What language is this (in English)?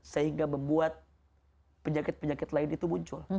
Indonesian